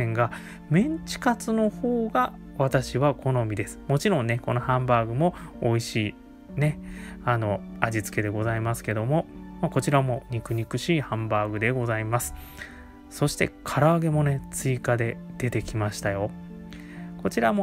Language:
Japanese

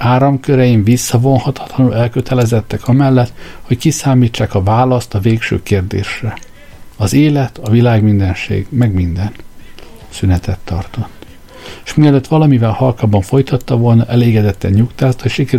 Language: Hungarian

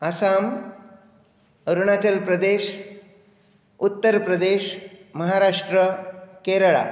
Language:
Konkani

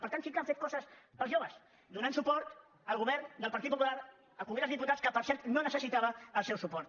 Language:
Catalan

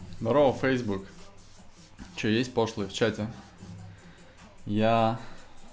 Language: Russian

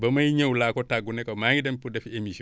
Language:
Wolof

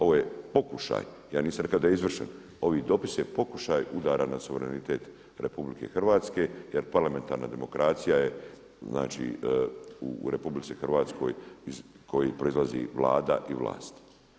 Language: Croatian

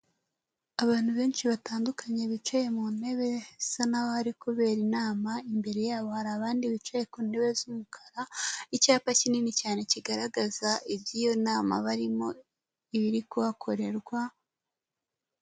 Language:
Kinyarwanda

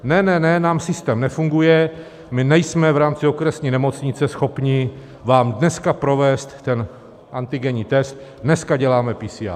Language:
Czech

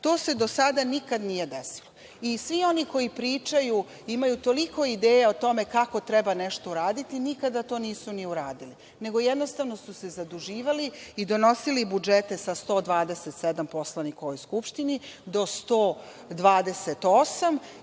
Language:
Serbian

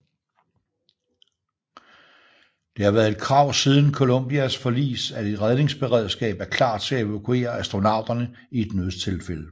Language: Danish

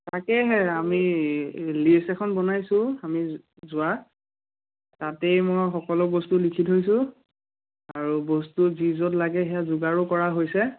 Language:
Assamese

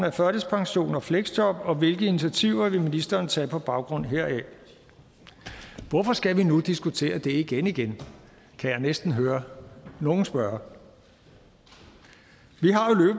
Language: Danish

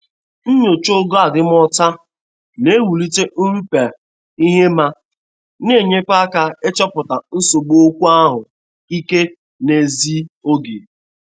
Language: Igbo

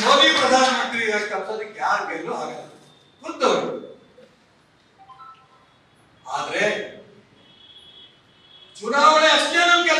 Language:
Kannada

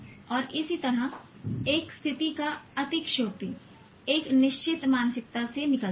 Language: Hindi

